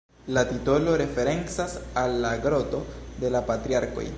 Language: Esperanto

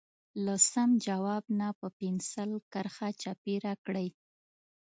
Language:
Pashto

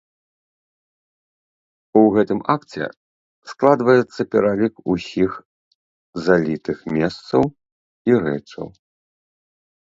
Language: Belarusian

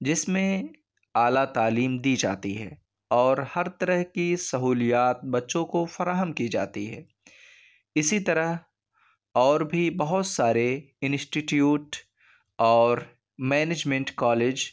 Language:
Urdu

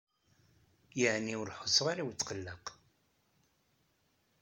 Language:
Kabyle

